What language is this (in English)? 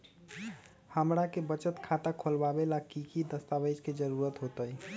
Magahi